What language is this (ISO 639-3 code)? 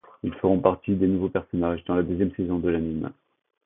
fra